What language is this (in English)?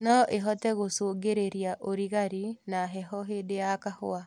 Kikuyu